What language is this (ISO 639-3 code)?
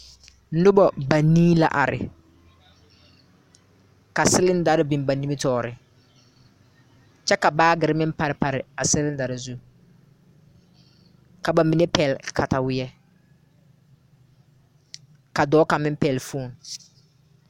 dga